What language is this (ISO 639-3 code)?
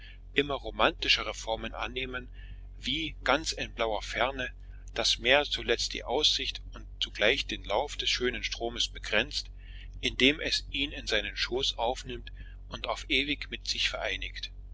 deu